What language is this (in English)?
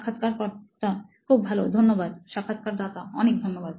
Bangla